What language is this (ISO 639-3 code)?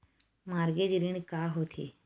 hne